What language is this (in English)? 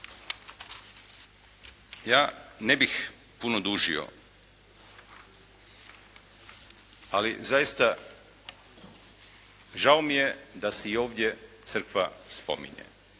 Croatian